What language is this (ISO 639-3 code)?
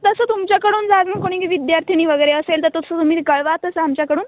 mar